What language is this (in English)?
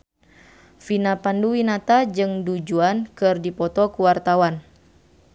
Sundanese